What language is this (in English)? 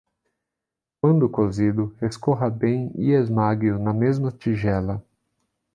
Portuguese